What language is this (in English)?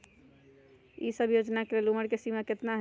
Magahi